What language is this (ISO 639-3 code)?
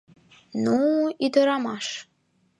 chm